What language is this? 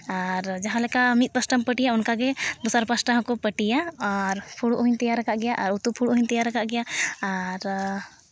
Santali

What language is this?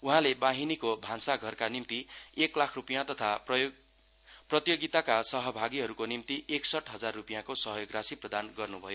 Nepali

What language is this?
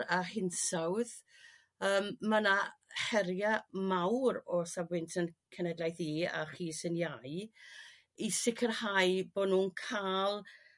Welsh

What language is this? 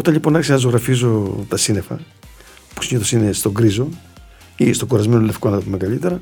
Greek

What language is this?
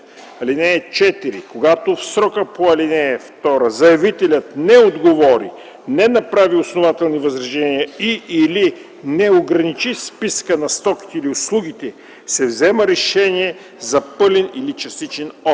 Bulgarian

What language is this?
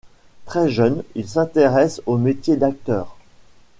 French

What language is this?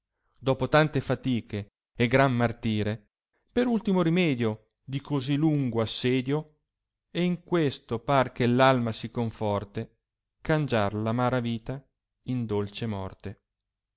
Italian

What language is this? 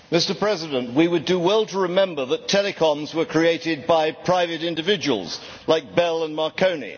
English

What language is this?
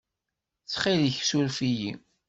Kabyle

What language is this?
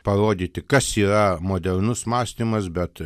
Lithuanian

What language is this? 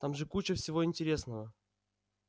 Russian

